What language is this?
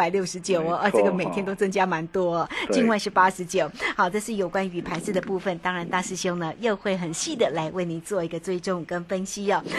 Chinese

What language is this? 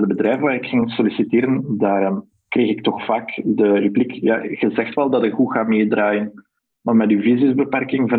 Dutch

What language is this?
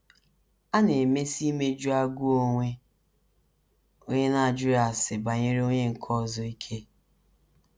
Igbo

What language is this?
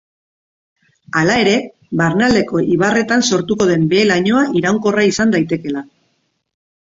Basque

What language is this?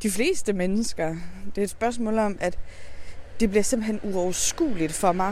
Danish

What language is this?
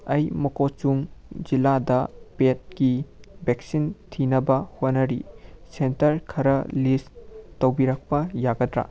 Manipuri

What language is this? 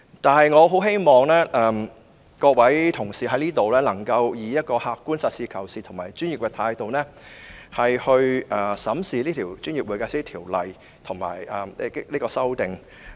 Cantonese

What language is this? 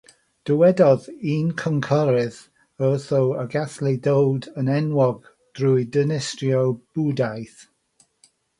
Welsh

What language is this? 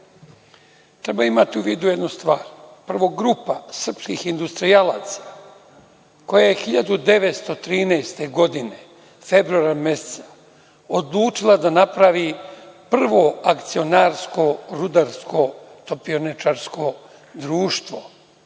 Serbian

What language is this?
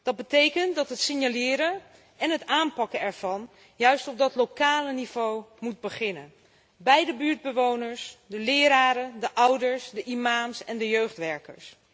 Dutch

